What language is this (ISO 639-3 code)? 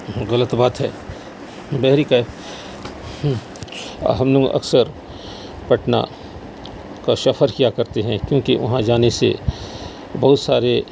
urd